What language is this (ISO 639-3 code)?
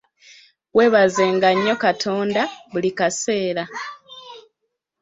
lug